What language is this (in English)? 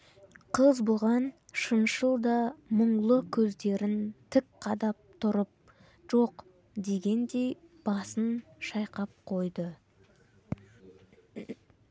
Kazakh